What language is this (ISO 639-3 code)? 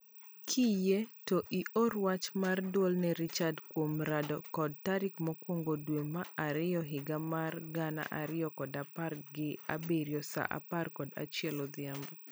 luo